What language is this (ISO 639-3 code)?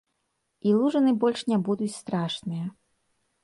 bel